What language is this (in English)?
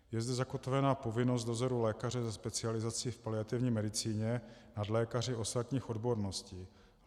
Czech